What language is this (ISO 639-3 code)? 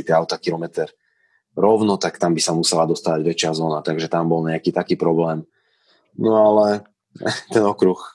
slk